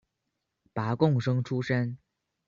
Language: Chinese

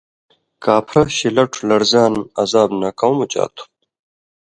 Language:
Indus Kohistani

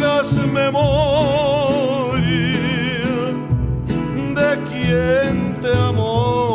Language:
Romanian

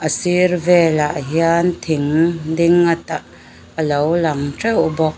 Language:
Mizo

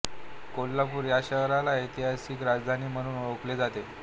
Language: Marathi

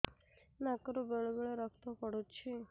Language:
Odia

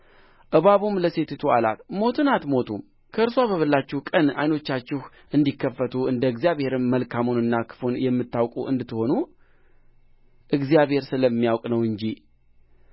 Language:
Amharic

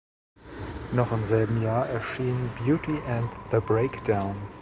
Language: German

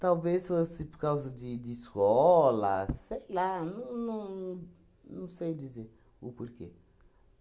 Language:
Portuguese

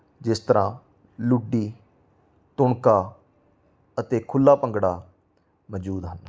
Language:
Punjabi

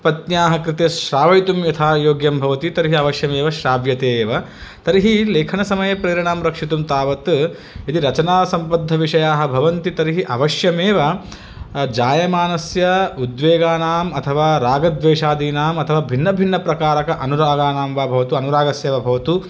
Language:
Sanskrit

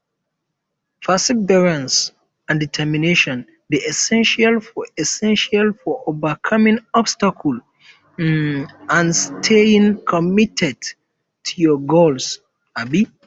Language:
Nigerian Pidgin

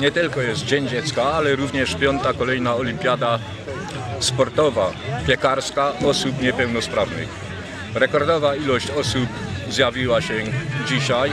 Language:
Polish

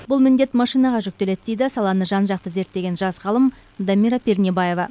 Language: Kazakh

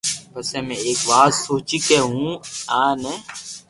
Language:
Loarki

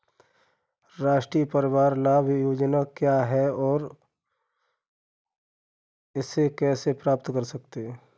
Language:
Hindi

